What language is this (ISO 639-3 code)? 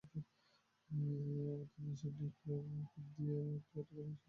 ben